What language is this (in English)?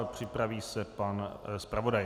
Czech